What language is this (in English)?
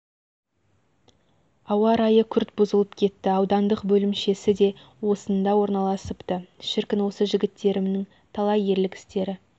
Kazakh